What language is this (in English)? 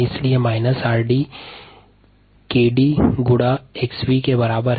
Hindi